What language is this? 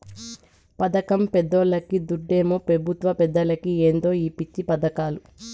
Telugu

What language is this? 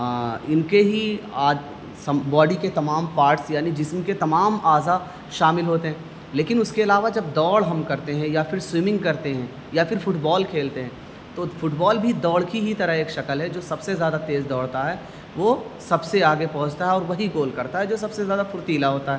Urdu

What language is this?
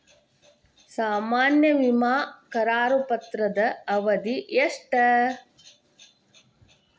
Kannada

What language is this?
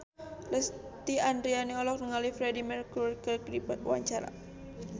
Sundanese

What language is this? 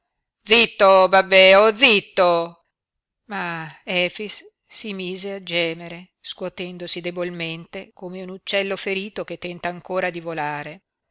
Italian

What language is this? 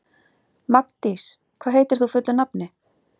Icelandic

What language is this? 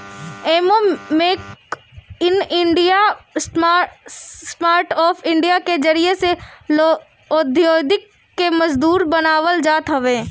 Bhojpuri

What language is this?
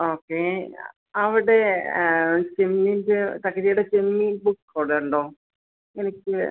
Malayalam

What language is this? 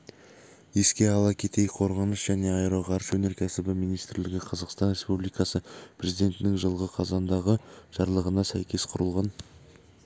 Kazakh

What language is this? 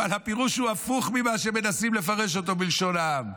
Hebrew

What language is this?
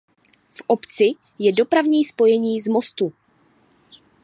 Czech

